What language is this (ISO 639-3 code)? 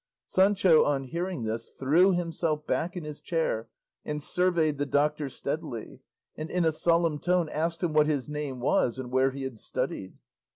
eng